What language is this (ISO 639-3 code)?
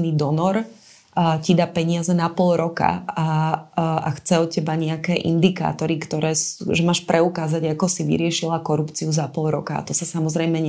slk